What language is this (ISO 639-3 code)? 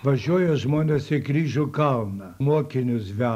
lit